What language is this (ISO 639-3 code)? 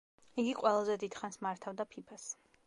kat